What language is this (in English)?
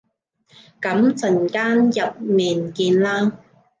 Cantonese